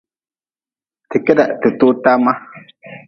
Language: Nawdm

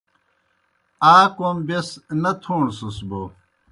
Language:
Kohistani Shina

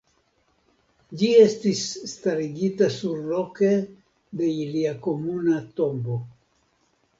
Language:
Esperanto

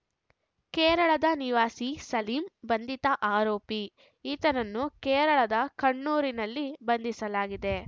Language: Kannada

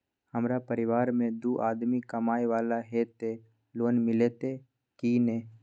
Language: Maithili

